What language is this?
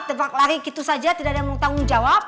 Indonesian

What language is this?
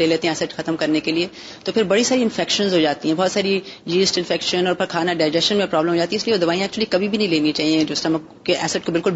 Urdu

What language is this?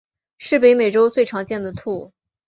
Chinese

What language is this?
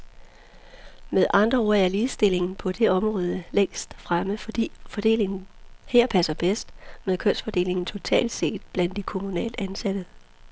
Danish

